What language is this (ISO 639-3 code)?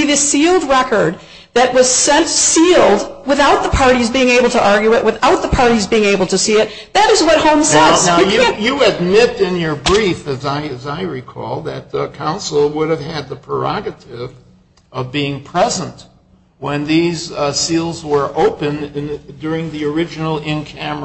eng